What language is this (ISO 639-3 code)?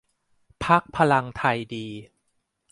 tha